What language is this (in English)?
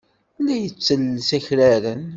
Kabyle